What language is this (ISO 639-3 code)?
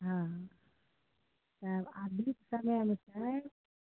mai